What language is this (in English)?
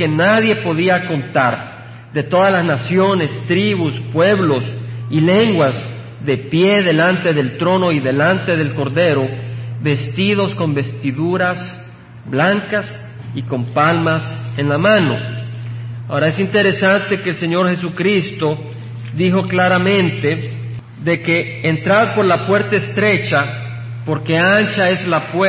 Spanish